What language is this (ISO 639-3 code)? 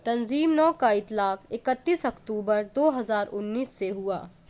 urd